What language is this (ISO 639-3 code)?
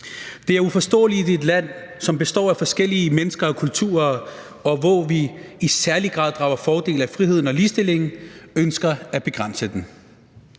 dan